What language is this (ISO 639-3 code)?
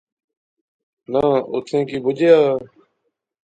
phr